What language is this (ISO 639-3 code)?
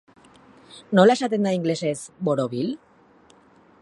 eus